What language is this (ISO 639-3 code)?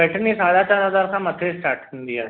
snd